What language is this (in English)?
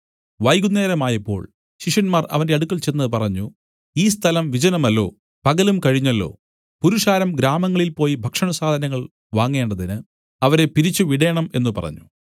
Malayalam